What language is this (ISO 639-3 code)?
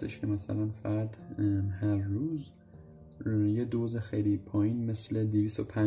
fas